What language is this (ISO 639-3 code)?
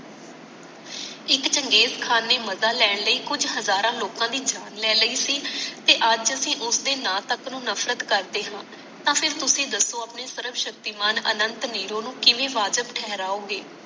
pan